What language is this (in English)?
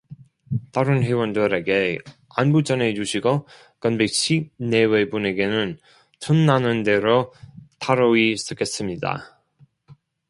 Korean